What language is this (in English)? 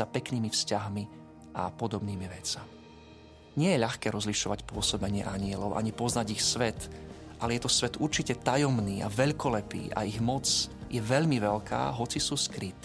Slovak